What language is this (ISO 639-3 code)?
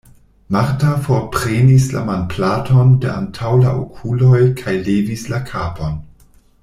epo